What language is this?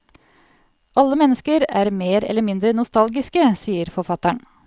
Norwegian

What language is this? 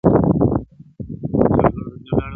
Pashto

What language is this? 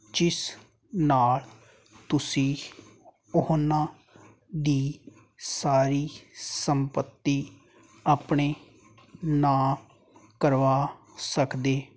Punjabi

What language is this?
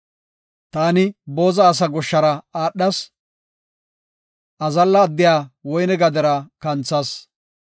Gofa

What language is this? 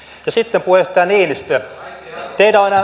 Finnish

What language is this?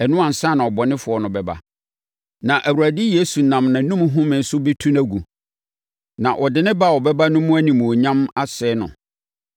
Akan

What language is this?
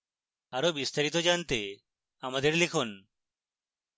Bangla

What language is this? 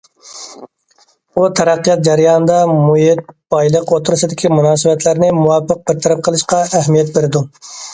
Uyghur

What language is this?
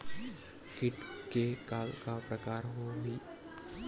Chhattisgarhi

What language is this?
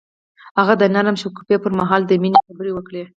Pashto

